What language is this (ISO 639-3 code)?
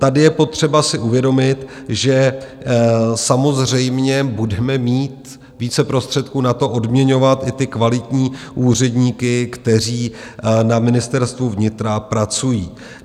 ces